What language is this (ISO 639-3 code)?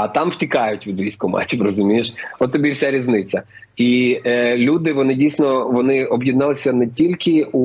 ukr